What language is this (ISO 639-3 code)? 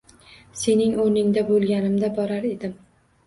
uzb